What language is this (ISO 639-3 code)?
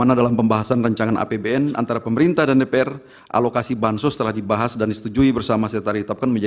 ind